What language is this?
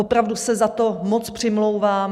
Czech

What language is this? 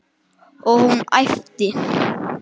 Icelandic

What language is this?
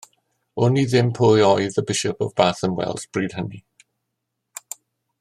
Welsh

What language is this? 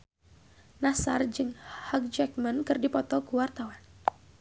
Sundanese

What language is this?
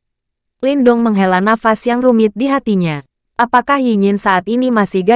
Indonesian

